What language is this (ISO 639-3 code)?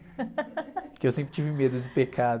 por